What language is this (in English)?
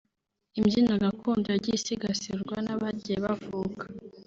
Kinyarwanda